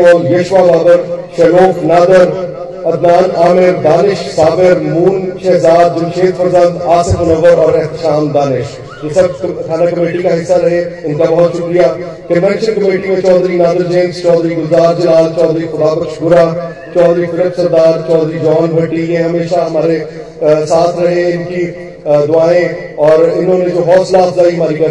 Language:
Hindi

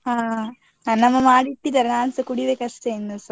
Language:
Kannada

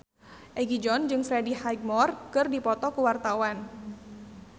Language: Sundanese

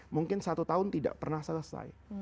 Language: Indonesian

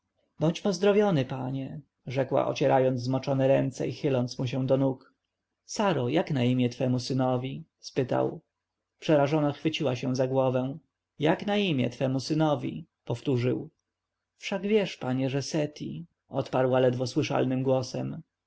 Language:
Polish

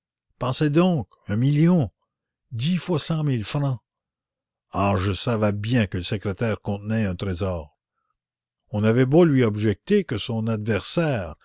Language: French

